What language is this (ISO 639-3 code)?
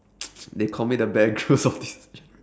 eng